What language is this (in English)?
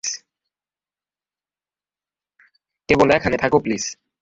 Bangla